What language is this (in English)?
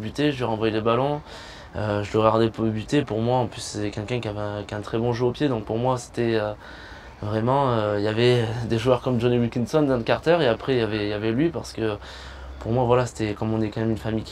French